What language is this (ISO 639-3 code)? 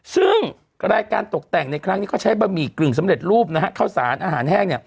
tha